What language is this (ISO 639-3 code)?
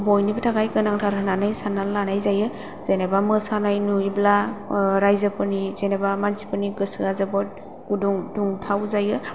brx